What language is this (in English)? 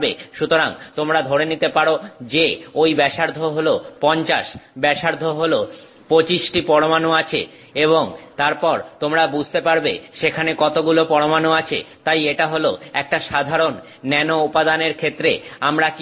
Bangla